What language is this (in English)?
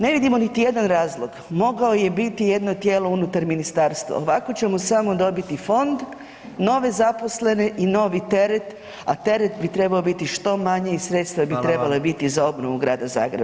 Croatian